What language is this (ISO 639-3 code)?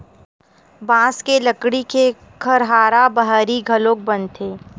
hne